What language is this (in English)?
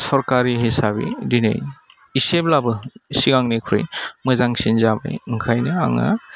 Bodo